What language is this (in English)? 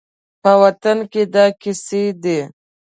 Pashto